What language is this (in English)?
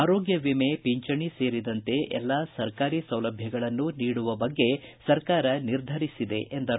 Kannada